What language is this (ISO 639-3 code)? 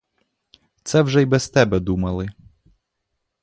ukr